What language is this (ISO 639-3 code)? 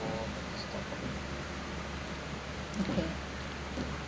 eng